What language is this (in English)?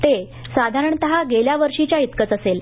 Marathi